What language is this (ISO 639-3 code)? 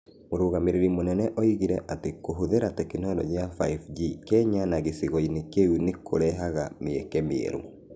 kik